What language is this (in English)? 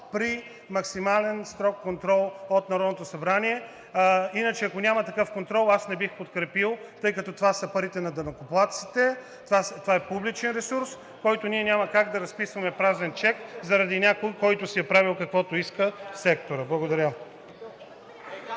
Bulgarian